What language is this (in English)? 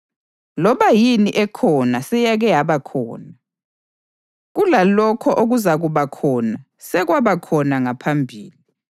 North Ndebele